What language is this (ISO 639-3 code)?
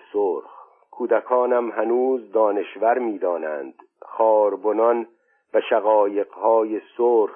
fas